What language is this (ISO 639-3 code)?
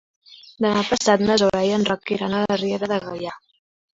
cat